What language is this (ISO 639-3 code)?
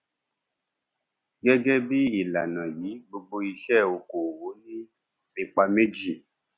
yor